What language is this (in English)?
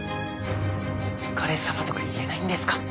Japanese